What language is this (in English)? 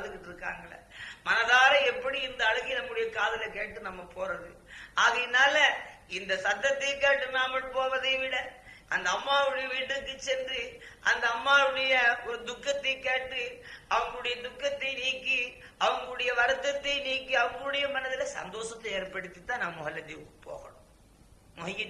Tamil